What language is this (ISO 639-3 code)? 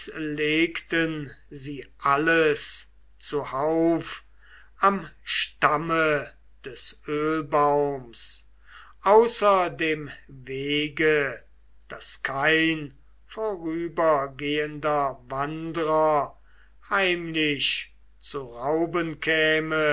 deu